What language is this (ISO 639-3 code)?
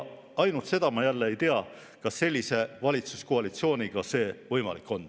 est